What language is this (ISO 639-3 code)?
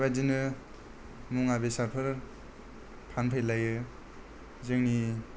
brx